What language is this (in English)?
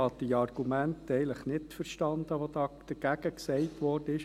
Swiss German